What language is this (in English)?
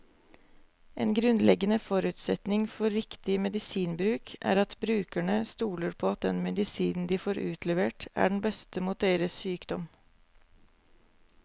Norwegian